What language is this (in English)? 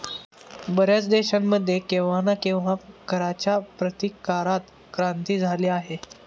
Marathi